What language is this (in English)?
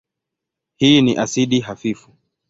Swahili